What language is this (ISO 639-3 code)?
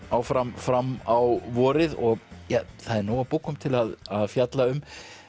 isl